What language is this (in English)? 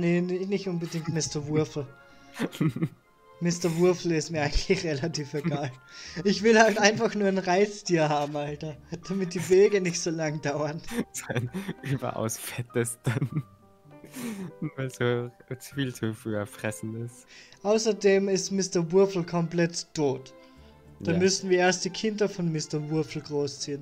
German